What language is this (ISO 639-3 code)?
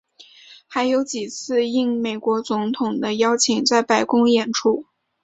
zho